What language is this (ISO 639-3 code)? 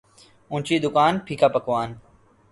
urd